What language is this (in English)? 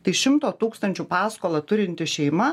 Lithuanian